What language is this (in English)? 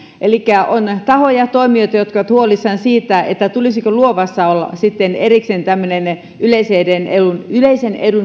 Finnish